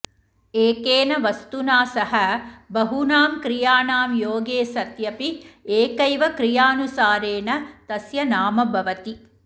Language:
Sanskrit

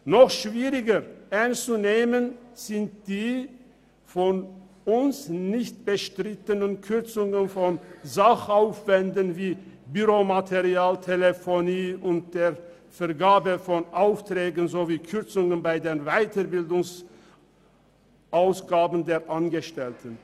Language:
Swiss German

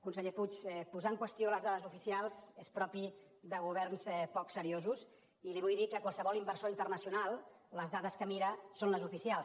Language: Catalan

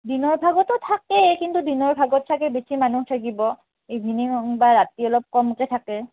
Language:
Assamese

